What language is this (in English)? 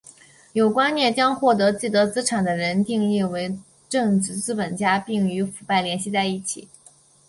Chinese